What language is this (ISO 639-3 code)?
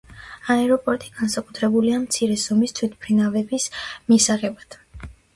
kat